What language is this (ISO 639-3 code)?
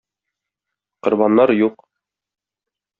tat